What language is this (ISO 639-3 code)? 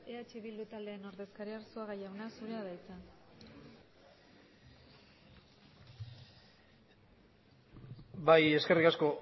eus